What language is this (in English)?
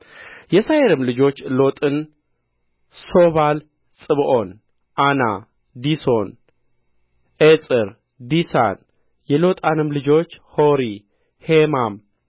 Amharic